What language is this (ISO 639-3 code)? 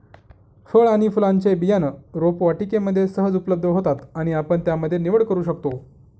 mar